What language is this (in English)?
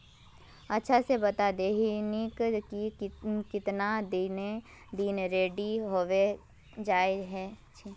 Magahi